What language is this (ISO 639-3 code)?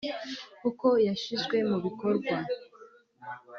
kin